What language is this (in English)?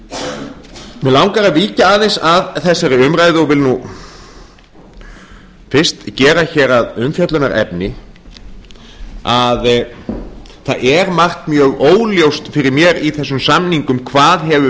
Icelandic